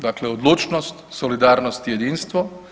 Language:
Croatian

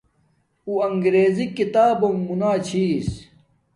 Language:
Domaaki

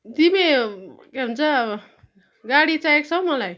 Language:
Nepali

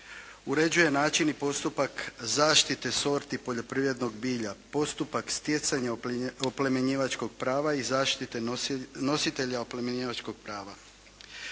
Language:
Croatian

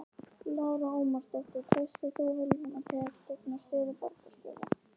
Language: Icelandic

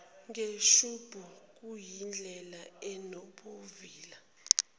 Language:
Zulu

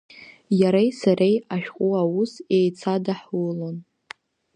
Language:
Abkhazian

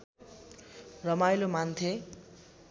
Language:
Nepali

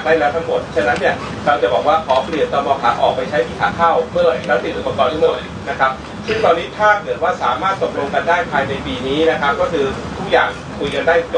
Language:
Thai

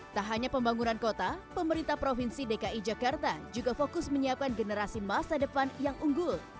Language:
Indonesian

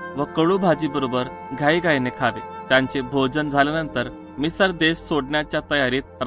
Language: Marathi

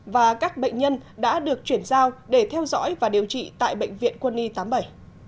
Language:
Vietnamese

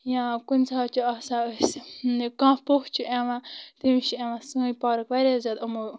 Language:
Kashmiri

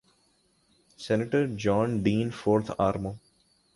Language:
Urdu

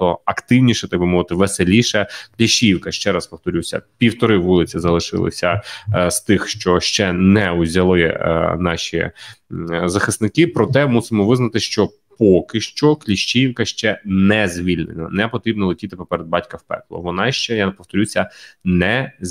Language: Ukrainian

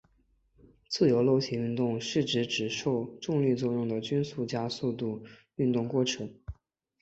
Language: Chinese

